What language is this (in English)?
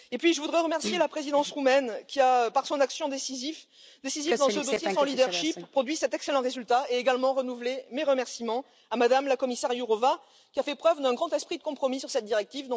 French